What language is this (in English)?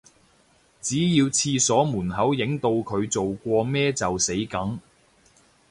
Cantonese